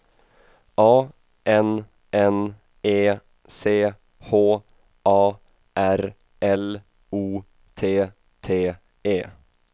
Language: Swedish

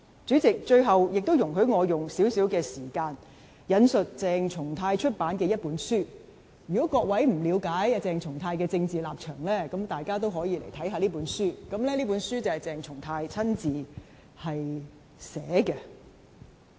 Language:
Cantonese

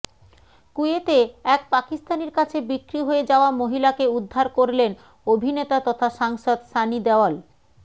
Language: Bangla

